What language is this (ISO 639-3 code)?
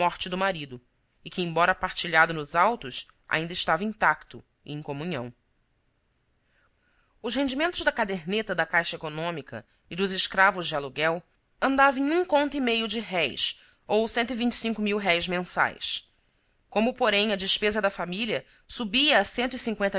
por